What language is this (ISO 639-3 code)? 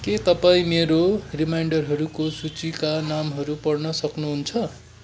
nep